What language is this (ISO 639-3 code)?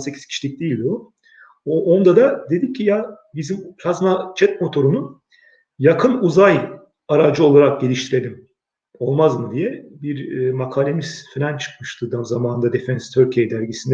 tur